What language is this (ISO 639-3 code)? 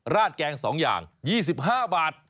tha